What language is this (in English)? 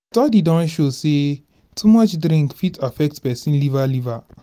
Nigerian Pidgin